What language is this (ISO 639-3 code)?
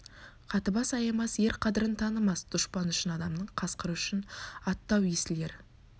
kaz